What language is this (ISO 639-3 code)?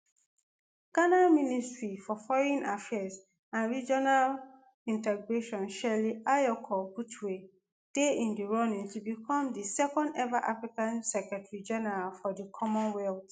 pcm